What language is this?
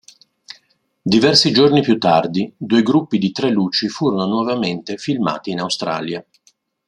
Italian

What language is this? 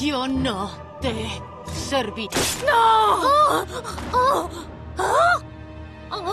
Spanish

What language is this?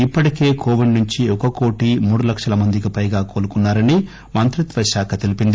Telugu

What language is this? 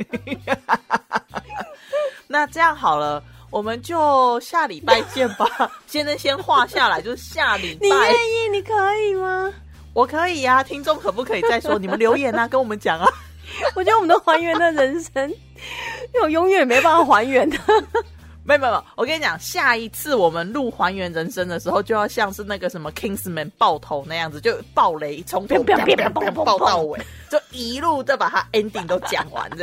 Chinese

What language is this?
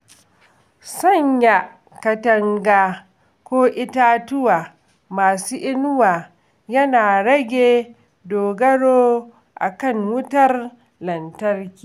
Hausa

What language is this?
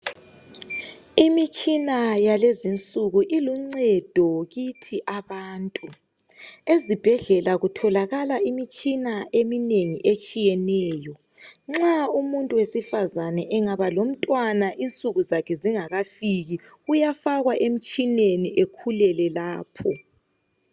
North Ndebele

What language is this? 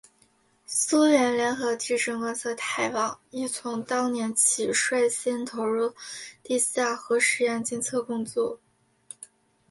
Chinese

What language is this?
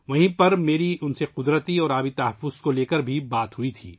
Urdu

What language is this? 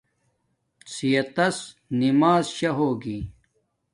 Domaaki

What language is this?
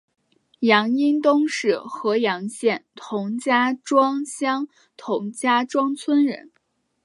Chinese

